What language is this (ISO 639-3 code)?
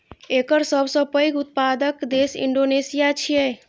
mai